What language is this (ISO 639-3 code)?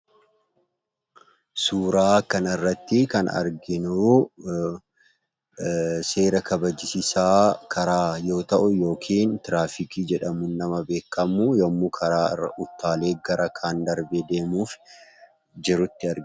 orm